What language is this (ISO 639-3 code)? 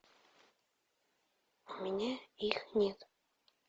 rus